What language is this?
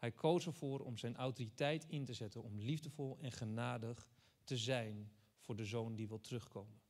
Dutch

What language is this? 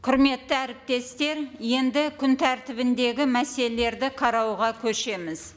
Kazakh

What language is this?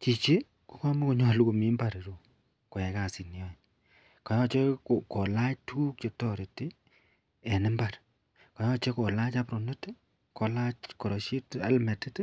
Kalenjin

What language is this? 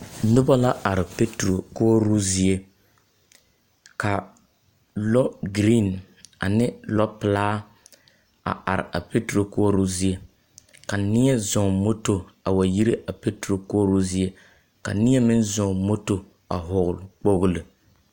Southern Dagaare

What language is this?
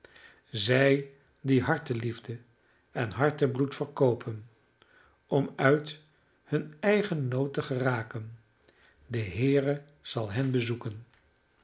Dutch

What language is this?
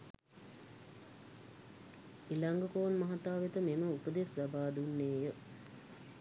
Sinhala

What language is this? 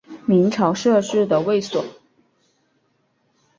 Chinese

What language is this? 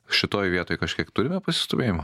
Lithuanian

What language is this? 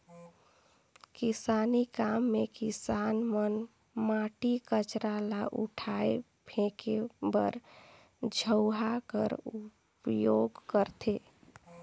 Chhattisgarhi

